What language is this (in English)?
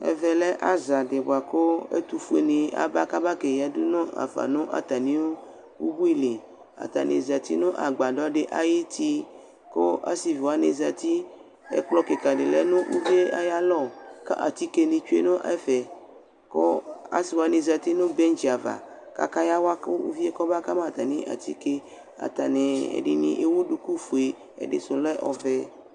Ikposo